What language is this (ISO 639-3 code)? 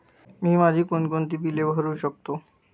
mar